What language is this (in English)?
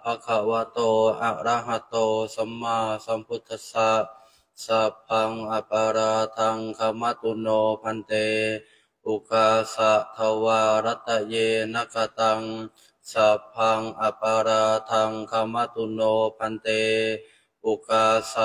Thai